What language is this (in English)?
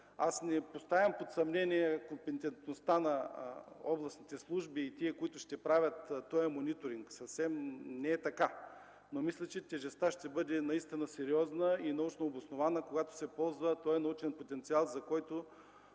Bulgarian